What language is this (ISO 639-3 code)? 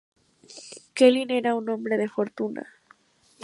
spa